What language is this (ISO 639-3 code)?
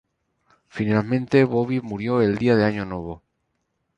spa